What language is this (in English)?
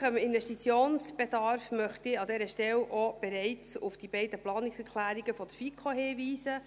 Swiss German